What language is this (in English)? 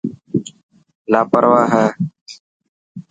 Dhatki